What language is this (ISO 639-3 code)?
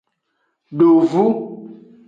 ajg